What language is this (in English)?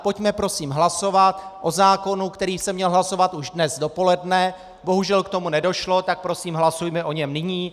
Czech